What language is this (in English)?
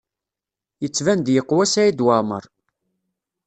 Kabyle